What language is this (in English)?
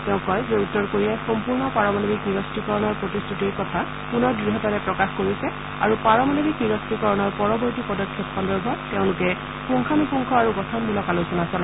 Assamese